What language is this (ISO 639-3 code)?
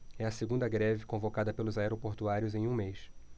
por